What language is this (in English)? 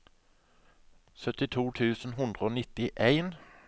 Norwegian